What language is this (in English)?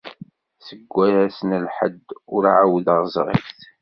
Kabyle